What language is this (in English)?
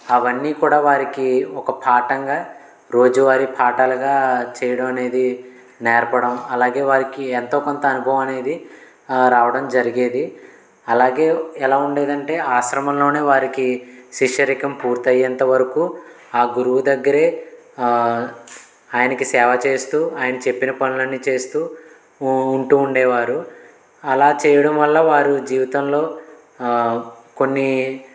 Telugu